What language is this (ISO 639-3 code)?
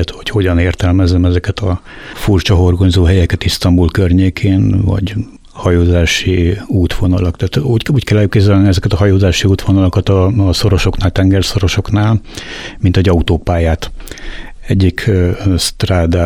hun